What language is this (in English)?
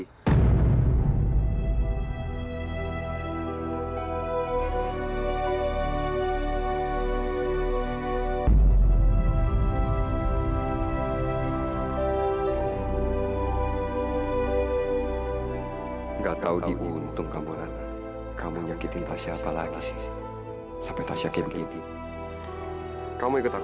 Indonesian